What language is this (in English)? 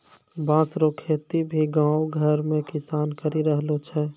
Maithili